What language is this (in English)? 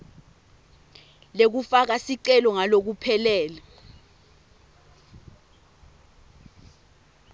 Swati